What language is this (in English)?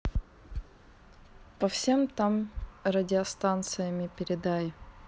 Russian